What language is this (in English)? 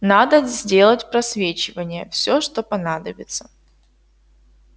Russian